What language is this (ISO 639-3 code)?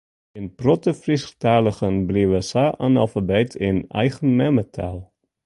fry